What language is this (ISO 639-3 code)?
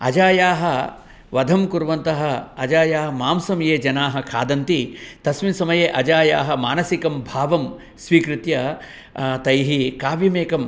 san